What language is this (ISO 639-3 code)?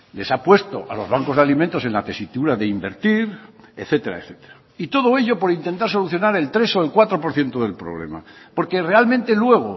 spa